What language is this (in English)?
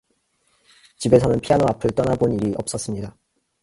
Korean